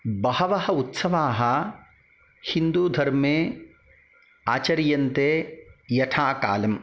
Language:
Sanskrit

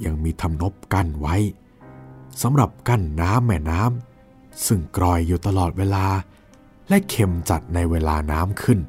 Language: Thai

